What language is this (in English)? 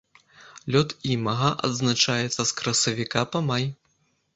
Belarusian